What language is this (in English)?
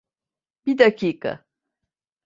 Turkish